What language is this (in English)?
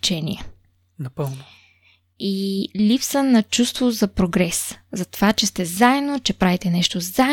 Bulgarian